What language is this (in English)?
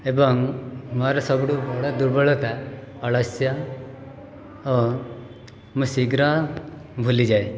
Odia